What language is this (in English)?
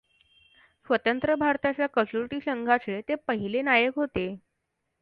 Marathi